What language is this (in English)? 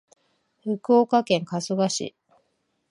Japanese